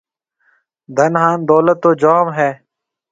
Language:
Marwari (Pakistan)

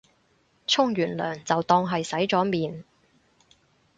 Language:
Cantonese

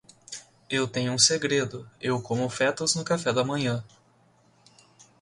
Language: Portuguese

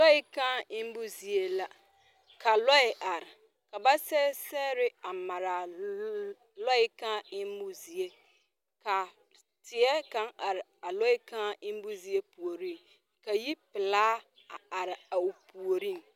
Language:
Southern Dagaare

